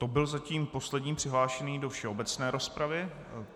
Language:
Czech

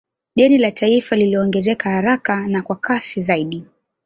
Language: Swahili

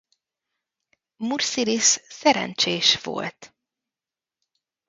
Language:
Hungarian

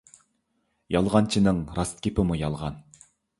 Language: Uyghur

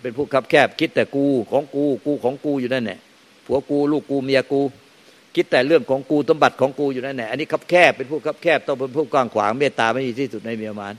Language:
Thai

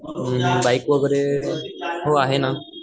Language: Marathi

